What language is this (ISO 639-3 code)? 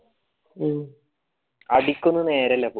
mal